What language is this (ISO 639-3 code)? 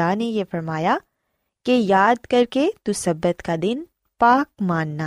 urd